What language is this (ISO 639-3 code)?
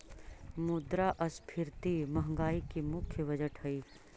mag